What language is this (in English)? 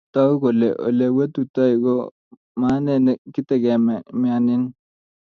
Kalenjin